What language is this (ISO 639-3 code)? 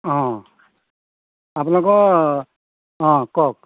asm